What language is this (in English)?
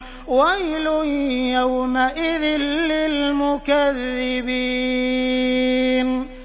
Arabic